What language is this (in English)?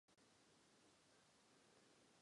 Czech